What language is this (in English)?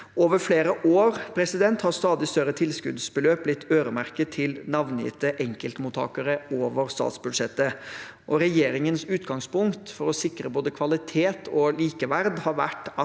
Norwegian